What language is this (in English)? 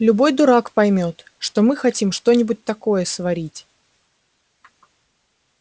Russian